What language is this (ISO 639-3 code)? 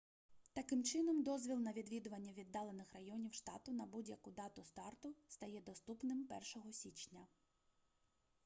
ukr